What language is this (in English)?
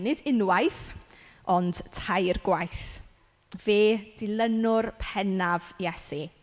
Welsh